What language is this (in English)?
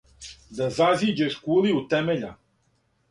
Serbian